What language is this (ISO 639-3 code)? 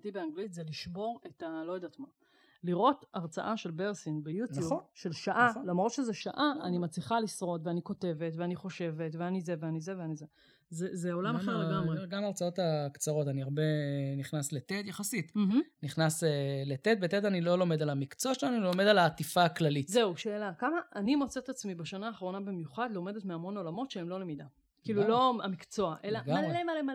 heb